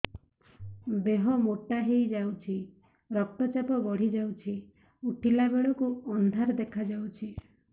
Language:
Odia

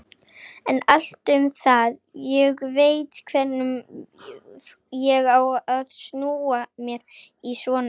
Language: Icelandic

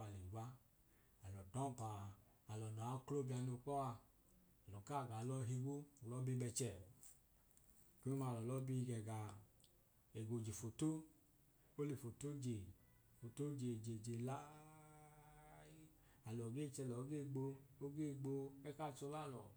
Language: Idoma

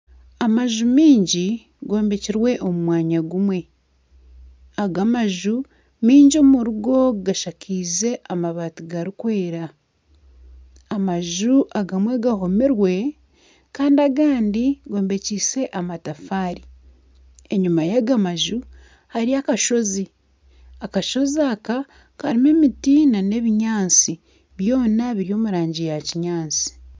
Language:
Nyankole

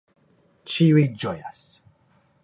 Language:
Esperanto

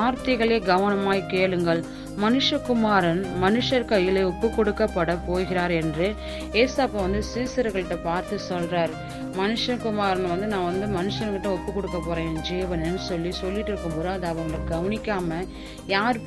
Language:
Tamil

